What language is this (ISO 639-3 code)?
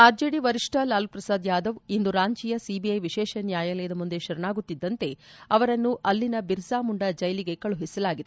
kan